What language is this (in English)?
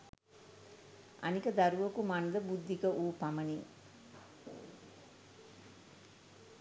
Sinhala